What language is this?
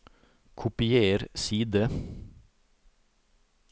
Norwegian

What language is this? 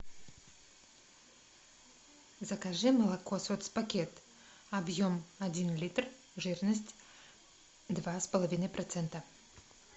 Russian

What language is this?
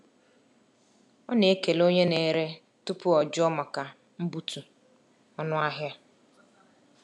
Igbo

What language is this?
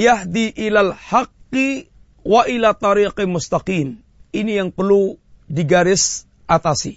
Malay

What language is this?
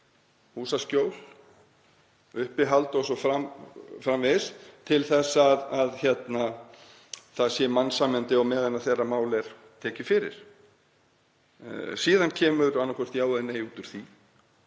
Icelandic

